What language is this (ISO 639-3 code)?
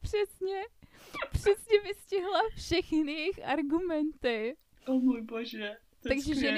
ces